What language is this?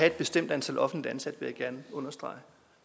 Danish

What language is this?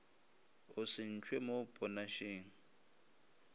Northern Sotho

